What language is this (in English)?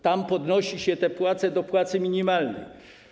Polish